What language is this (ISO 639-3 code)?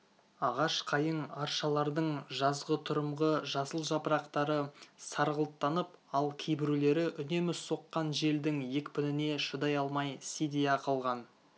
kaz